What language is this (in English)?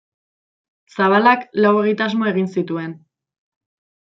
Basque